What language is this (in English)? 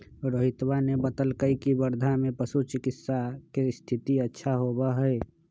Magahi